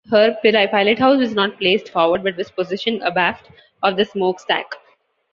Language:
English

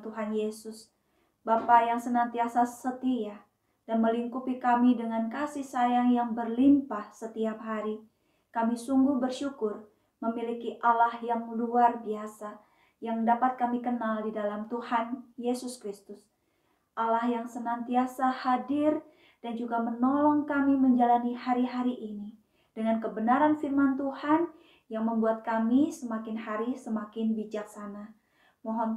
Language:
Indonesian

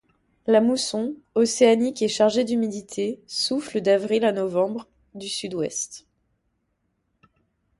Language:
French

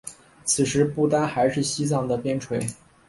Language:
Chinese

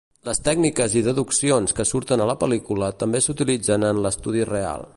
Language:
Catalan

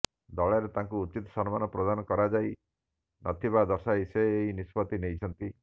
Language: Odia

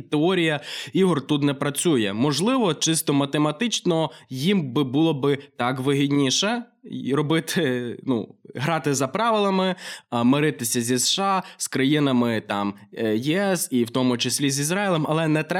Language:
Ukrainian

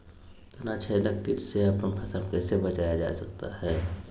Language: Magahi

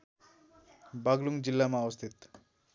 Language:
Nepali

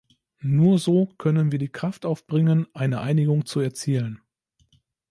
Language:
German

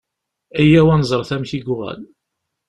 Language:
Kabyle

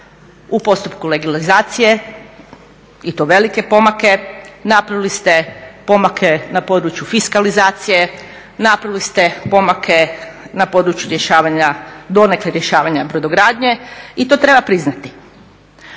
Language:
Croatian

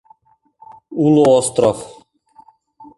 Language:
Mari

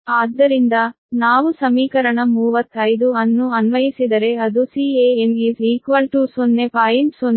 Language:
Kannada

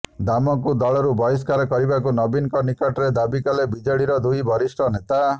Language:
Odia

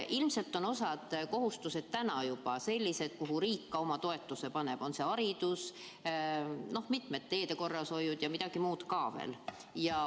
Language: Estonian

